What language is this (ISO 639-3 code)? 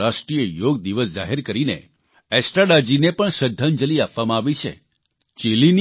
guj